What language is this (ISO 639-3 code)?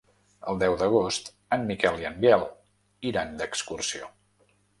cat